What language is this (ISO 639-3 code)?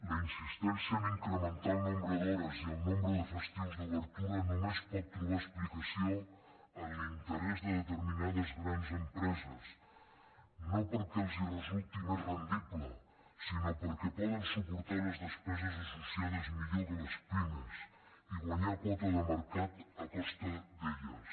cat